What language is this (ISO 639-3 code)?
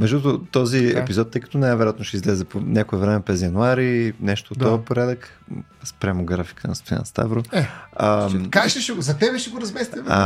bul